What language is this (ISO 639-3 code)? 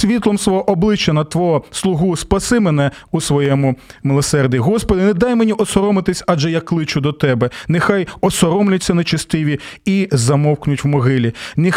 ukr